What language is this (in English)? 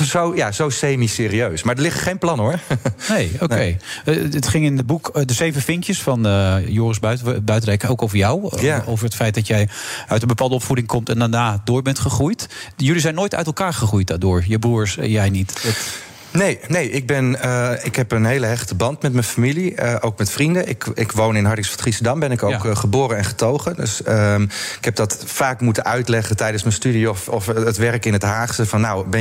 Dutch